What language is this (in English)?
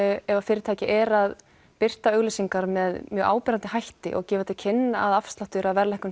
Icelandic